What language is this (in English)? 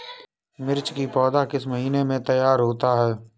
Hindi